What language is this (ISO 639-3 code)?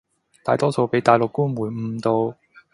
yue